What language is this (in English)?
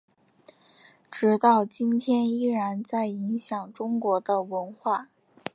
Chinese